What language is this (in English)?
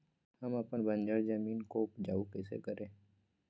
Magahi